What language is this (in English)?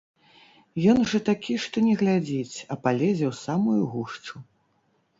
Belarusian